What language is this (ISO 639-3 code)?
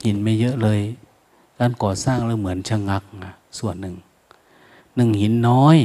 tha